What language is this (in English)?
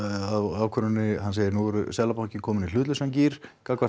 Icelandic